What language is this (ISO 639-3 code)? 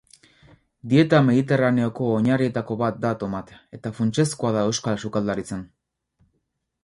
eus